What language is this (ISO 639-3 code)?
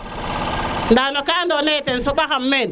srr